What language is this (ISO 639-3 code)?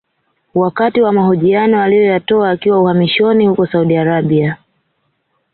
swa